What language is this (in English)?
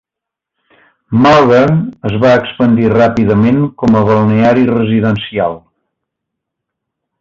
Catalan